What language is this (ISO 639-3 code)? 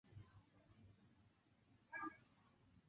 zho